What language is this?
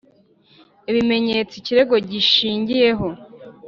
Kinyarwanda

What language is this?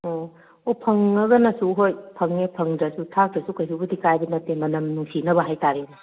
Manipuri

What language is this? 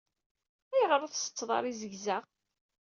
Kabyle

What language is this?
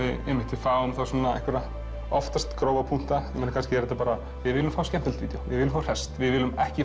Icelandic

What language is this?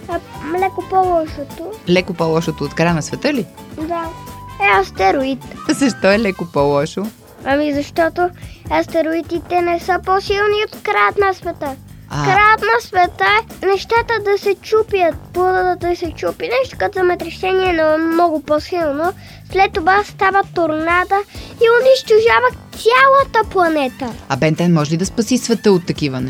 Bulgarian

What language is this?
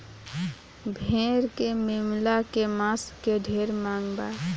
Bhojpuri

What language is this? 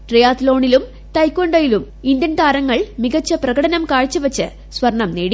Malayalam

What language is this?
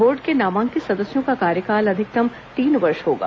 Hindi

